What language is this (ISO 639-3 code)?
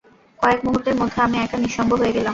ben